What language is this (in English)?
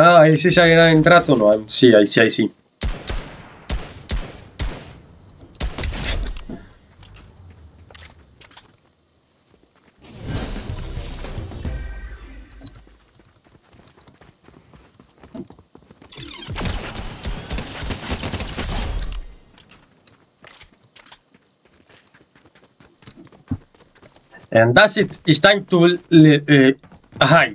Romanian